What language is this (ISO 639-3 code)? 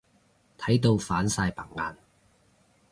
yue